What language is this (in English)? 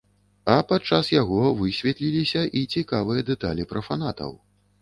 Belarusian